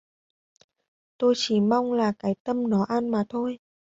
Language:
Vietnamese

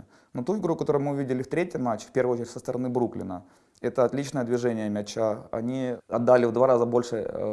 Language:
Russian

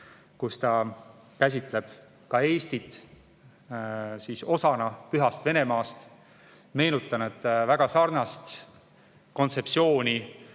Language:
Estonian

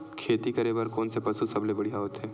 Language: Chhattisgarhi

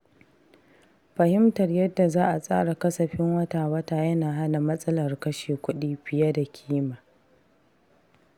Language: Hausa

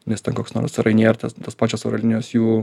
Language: Lithuanian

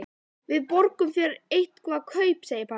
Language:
Icelandic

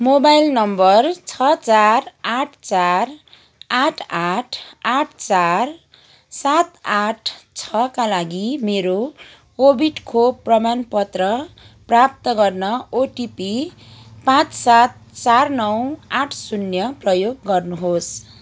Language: Nepali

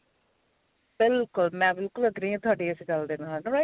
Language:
Punjabi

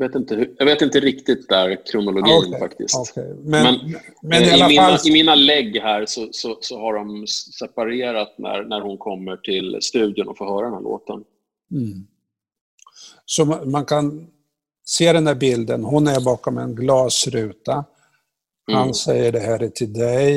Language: Swedish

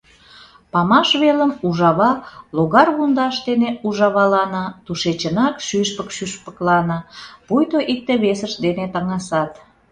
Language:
Mari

